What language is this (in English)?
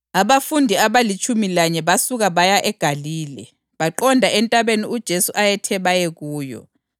North Ndebele